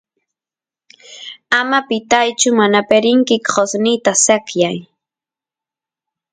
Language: Santiago del Estero Quichua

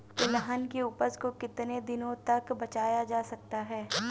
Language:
Hindi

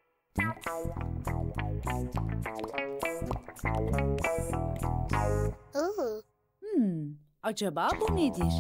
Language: Turkish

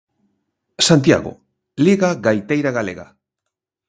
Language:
Galician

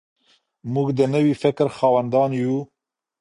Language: Pashto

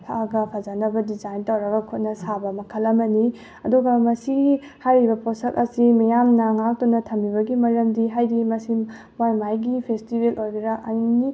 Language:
Manipuri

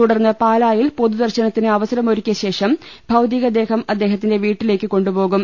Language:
Malayalam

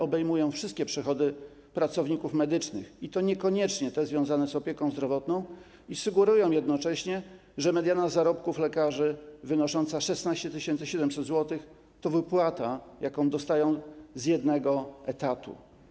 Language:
Polish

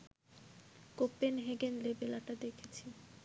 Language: Bangla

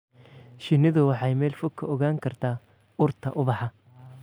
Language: Somali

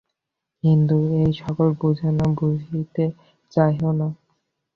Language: Bangla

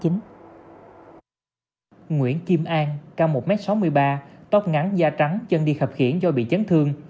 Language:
Vietnamese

